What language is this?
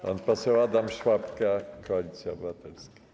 Polish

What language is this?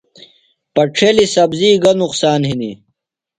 Phalura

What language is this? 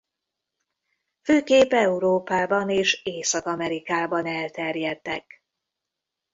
Hungarian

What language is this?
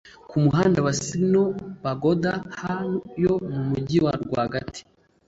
Kinyarwanda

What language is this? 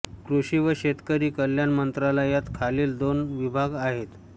Marathi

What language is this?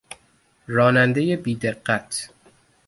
Persian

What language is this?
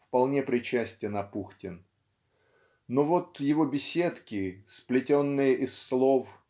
Russian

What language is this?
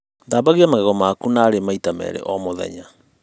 Kikuyu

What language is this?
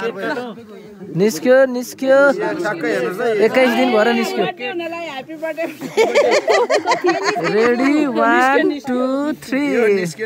Arabic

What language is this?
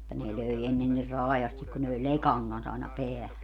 Finnish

